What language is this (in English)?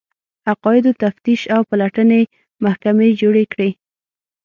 Pashto